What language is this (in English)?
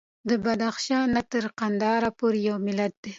Pashto